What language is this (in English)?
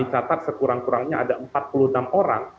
Indonesian